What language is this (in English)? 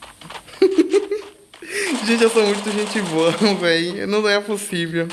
Portuguese